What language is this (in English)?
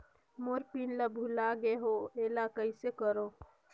Chhattisgarhi